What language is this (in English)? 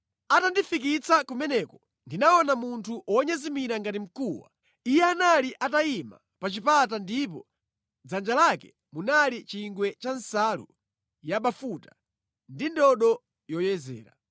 Nyanja